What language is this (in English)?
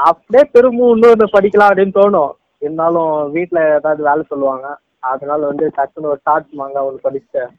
Tamil